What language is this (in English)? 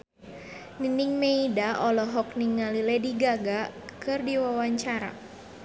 Sundanese